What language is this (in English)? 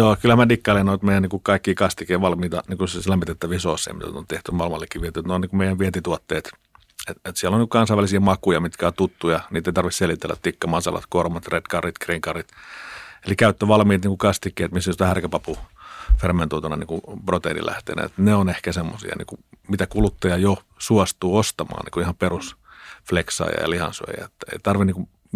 Finnish